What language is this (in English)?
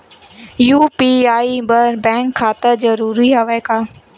Chhattisgarhi